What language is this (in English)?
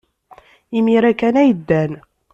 Kabyle